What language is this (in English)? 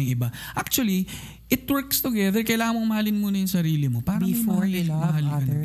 Filipino